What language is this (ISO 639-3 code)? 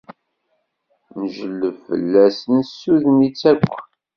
kab